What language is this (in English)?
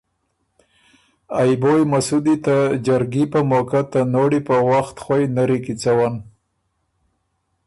Ormuri